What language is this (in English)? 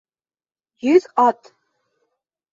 Bashkir